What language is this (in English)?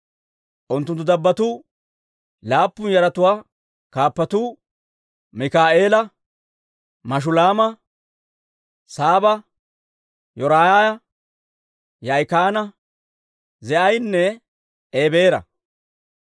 Dawro